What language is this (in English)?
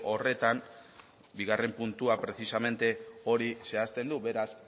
Basque